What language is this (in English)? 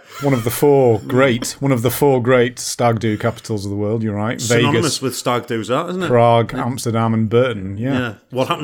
English